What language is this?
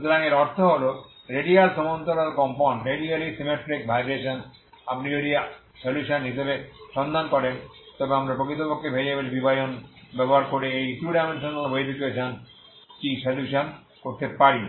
Bangla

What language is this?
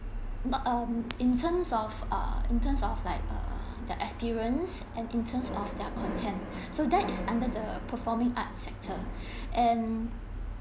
English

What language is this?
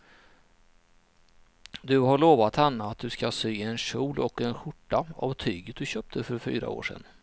Swedish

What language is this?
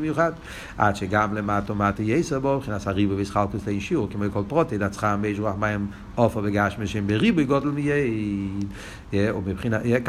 Hebrew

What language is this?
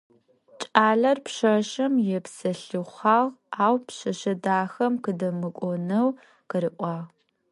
Adyghe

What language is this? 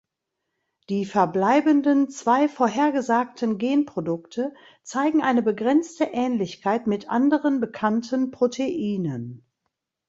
German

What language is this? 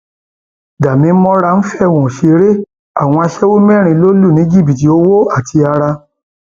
Yoruba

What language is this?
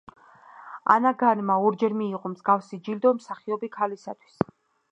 Georgian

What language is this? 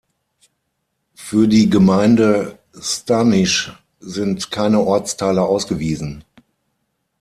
German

